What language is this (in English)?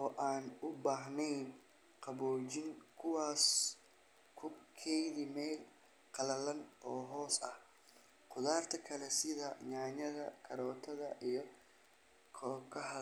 Somali